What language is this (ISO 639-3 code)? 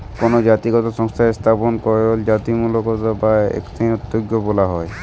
ben